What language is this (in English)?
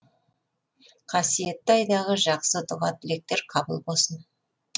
Kazakh